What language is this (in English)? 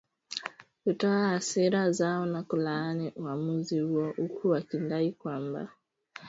Swahili